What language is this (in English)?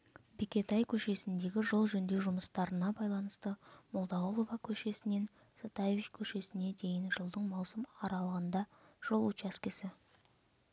Kazakh